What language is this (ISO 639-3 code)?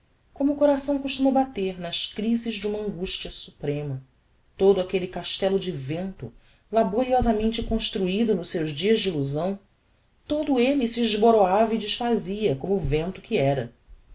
por